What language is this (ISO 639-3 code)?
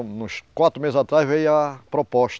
por